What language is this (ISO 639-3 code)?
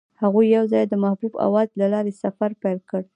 pus